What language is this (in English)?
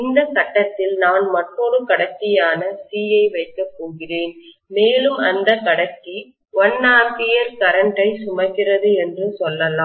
Tamil